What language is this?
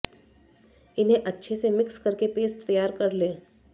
Hindi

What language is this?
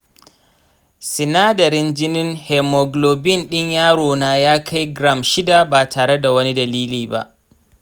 Hausa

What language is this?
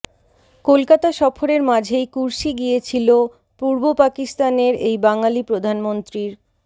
Bangla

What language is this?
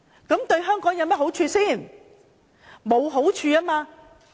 Cantonese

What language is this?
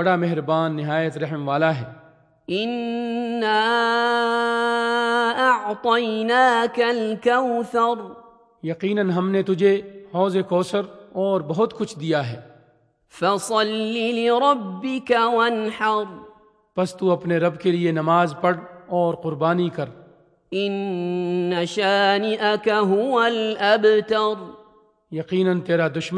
Urdu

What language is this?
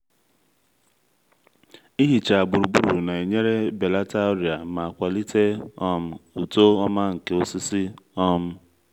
Igbo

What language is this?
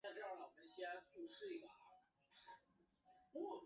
Chinese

